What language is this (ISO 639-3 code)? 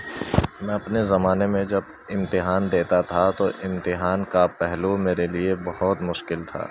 urd